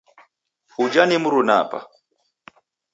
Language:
Taita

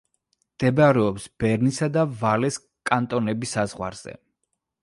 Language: Georgian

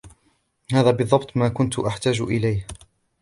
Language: Arabic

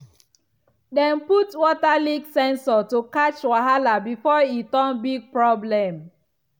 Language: Nigerian Pidgin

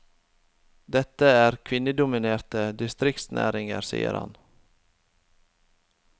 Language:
Norwegian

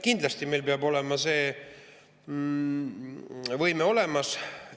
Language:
Estonian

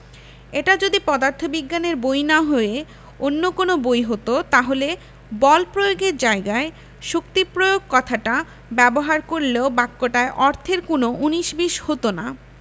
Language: Bangla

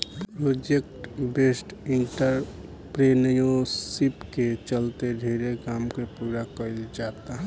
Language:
Bhojpuri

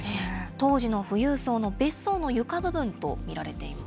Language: Japanese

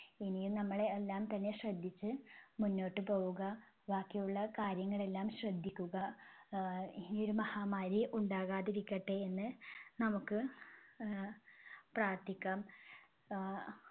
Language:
Malayalam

